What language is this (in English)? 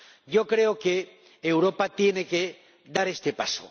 Spanish